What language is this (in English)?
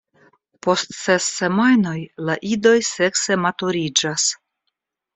Esperanto